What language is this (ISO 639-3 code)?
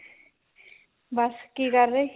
pan